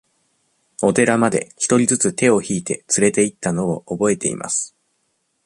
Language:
Japanese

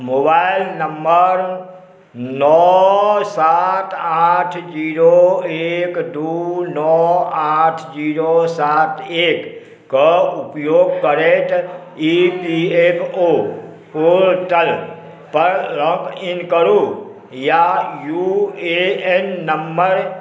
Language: Maithili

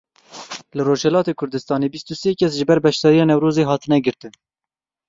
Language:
Kurdish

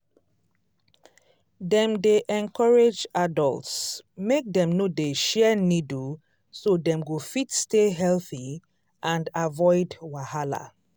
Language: Nigerian Pidgin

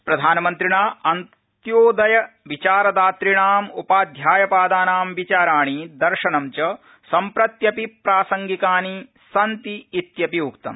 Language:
Sanskrit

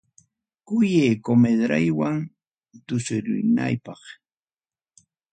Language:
Ayacucho Quechua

